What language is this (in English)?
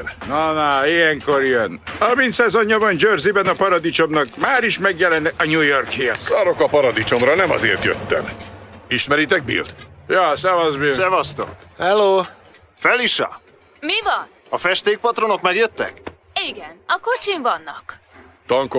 Hungarian